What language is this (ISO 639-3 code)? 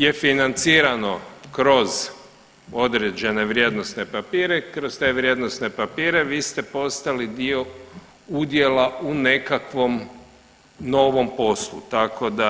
hrv